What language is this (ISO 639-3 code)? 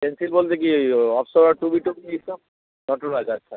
ben